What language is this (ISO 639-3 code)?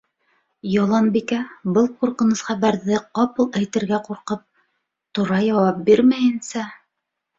bak